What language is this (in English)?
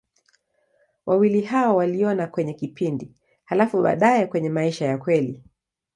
Swahili